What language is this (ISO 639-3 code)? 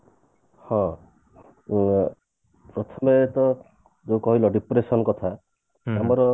ori